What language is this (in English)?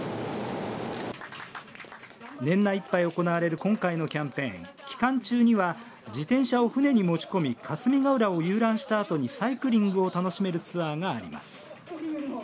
Japanese